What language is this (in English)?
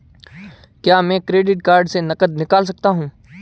Hindi